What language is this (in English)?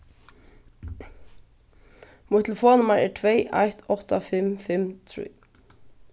Faroese